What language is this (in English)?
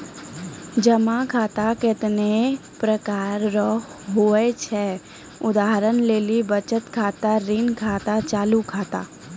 Maithili